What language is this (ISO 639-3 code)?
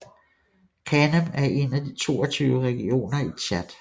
dan